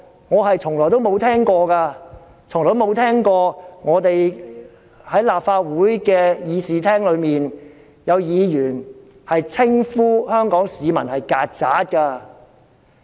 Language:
Cantonese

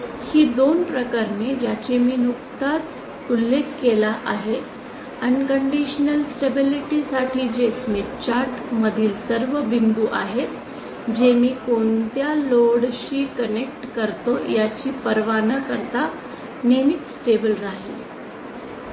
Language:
Marathi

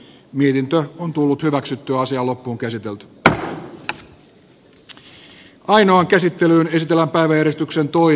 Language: Finnish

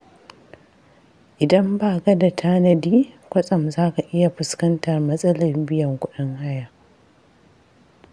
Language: Hausa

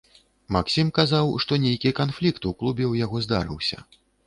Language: Belarusian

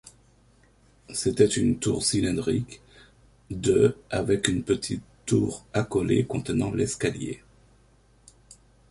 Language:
French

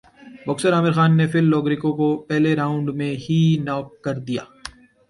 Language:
Urdu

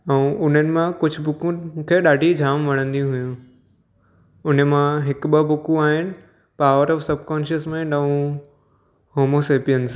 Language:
Sindhi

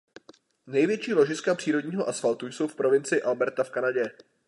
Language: Czech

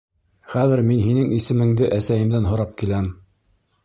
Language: Bashkir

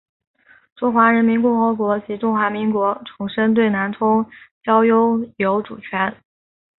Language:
Chinese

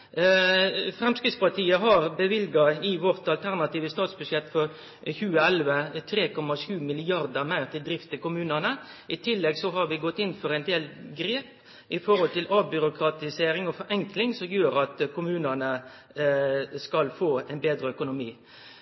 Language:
Norwegian Nynorsk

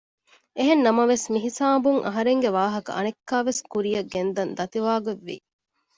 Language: Divehi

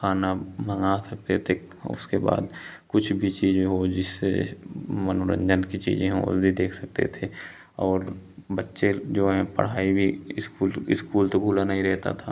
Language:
Hindi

